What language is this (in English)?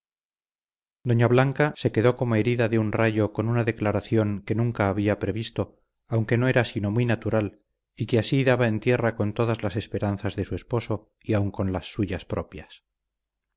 Spanish